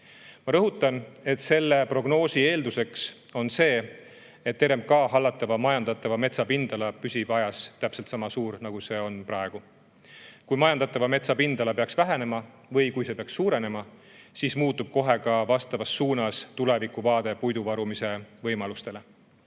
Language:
Estonian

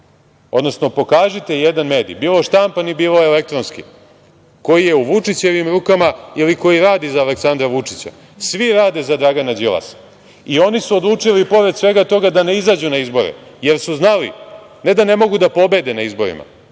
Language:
Serbian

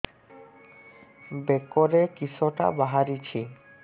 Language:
Odia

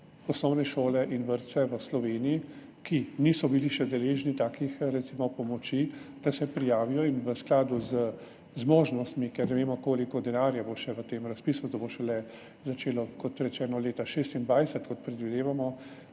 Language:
Slovenian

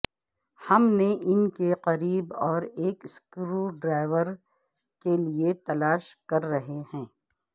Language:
Urdu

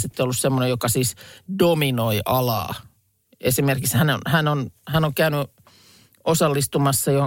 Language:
Finnish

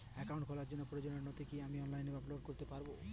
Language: Bangla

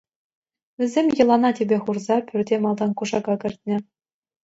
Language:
Chuvash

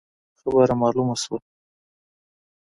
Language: Pashto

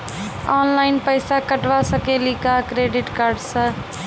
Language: Maithili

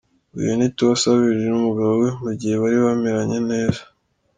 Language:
Kinyarwanda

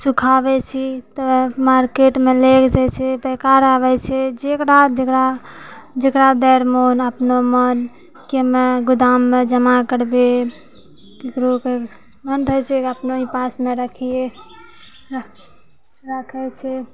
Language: Maithili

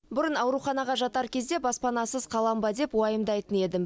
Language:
Kazakh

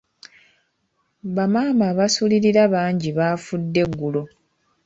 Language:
Ganda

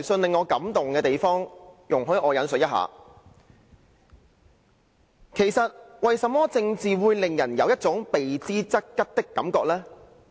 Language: Cantonese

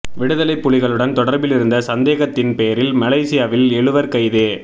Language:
Tamil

